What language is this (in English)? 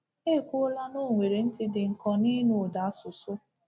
Igbo